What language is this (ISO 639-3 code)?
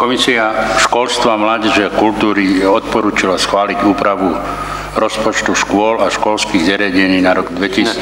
slk